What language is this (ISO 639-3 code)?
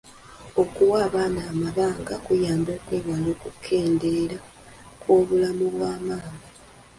lug